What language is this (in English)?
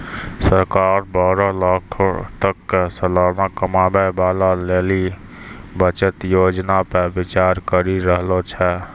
Maithili